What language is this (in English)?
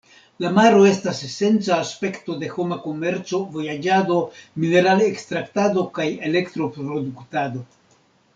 Esperanto